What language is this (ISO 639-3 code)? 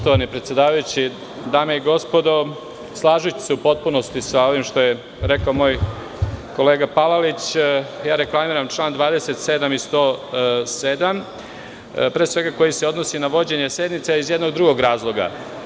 srp